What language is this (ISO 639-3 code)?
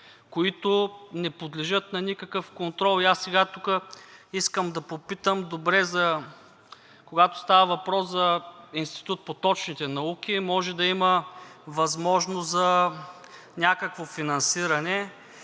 bul